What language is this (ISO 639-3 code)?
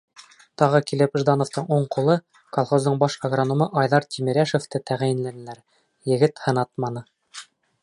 bak